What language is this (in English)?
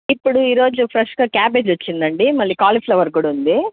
Telugu